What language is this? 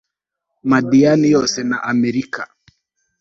Kinyarwanda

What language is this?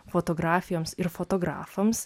Lithuanian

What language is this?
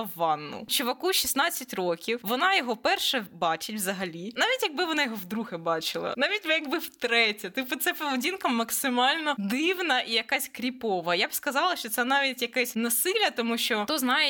Ukrainian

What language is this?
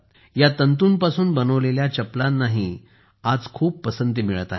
Marathi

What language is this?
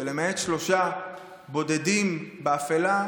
Hebrew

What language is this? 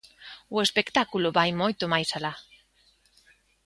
Galician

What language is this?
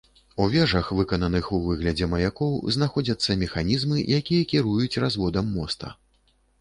Belarusian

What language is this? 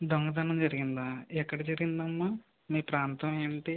Telugu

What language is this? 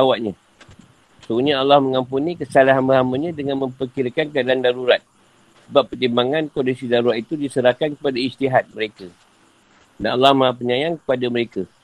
Malay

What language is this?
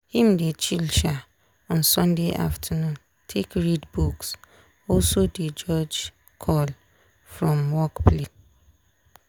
Nigerian Pidgin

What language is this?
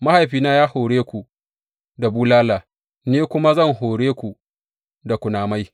Hausa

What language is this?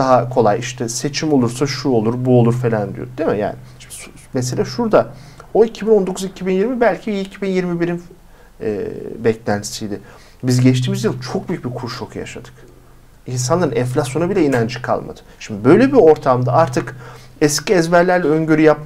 Turkish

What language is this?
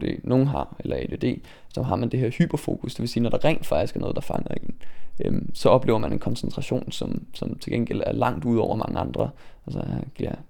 Danish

